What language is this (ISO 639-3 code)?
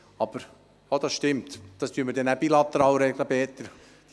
gsw